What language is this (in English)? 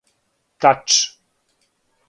Serbian